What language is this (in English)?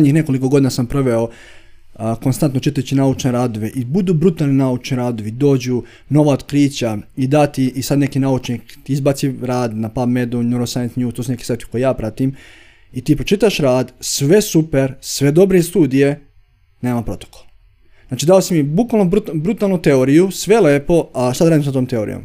Croatian